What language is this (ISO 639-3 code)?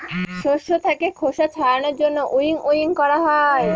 ben